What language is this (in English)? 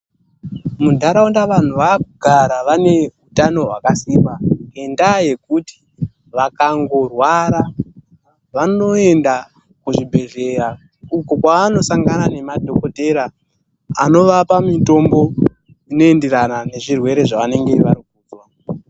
Ndau